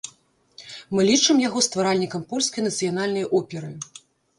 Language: Belarusian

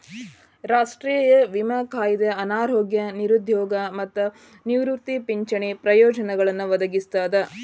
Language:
Kannada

